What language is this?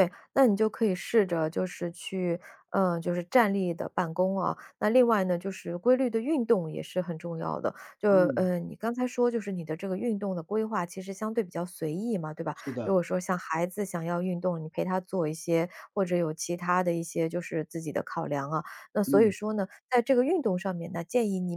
Chinese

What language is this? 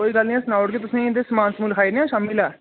Dogri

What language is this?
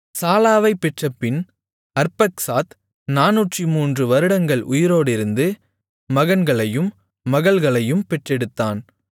Tamil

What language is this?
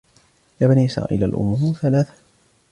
Arabic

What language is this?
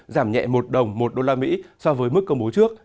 Vietnamese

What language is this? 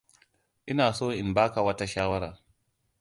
Hausa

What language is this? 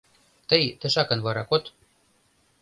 Mari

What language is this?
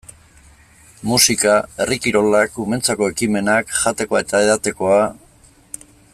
Basque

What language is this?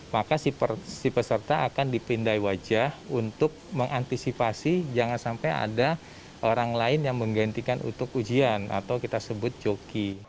Indonesian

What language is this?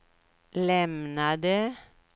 Swedish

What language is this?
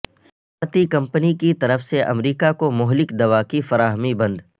Urdu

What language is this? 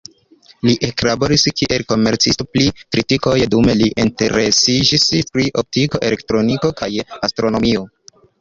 Esperanto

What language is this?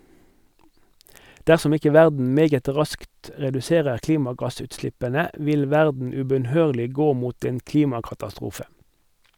Norwegian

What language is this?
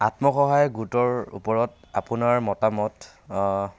Assamese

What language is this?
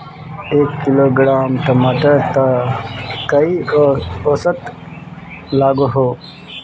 Magahi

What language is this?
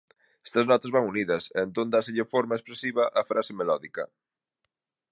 Galician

